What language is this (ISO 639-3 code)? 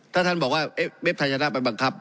tha